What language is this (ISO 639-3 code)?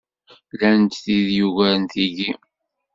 kab